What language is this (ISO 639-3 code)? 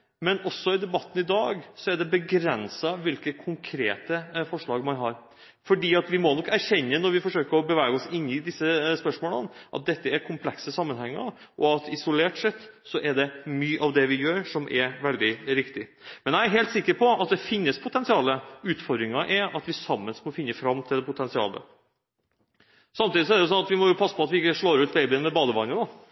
nob